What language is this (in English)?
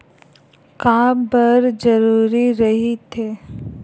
Chhattisgarhi